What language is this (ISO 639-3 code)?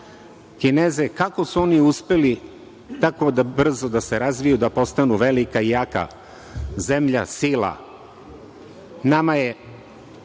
srp